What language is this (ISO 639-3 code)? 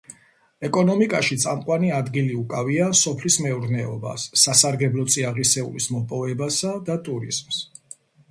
kat